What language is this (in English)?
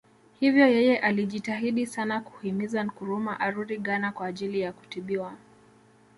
Swahili